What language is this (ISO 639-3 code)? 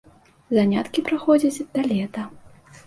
bel